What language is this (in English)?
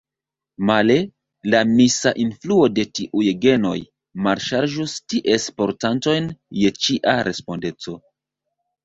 Esperanto